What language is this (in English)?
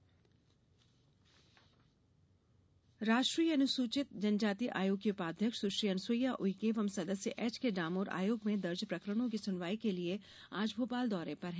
Hindi